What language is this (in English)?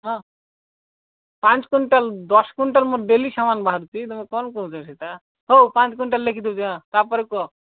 Odia